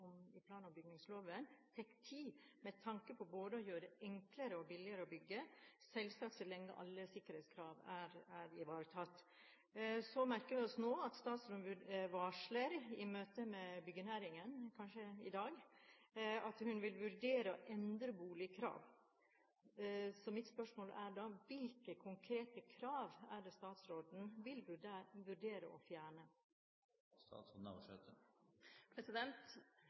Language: Norwegian Bokmål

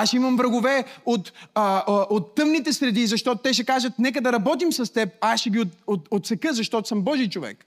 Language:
Bulgarian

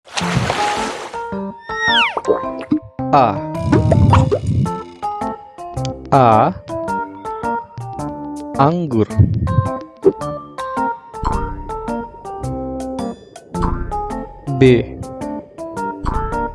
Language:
Indonesian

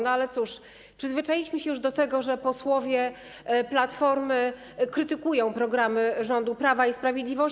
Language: Polish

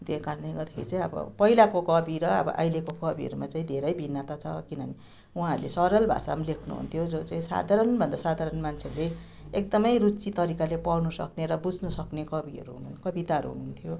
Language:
Nepali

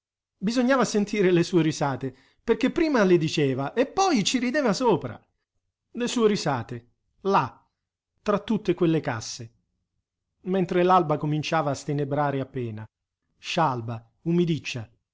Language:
Italian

